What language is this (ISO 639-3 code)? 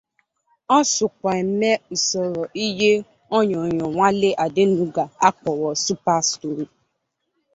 ibo